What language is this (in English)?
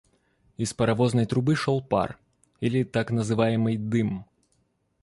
Russian